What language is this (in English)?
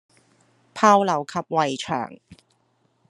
Cantonese